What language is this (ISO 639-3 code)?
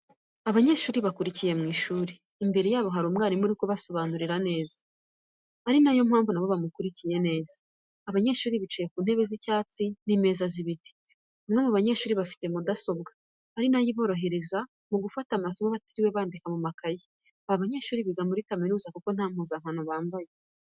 kin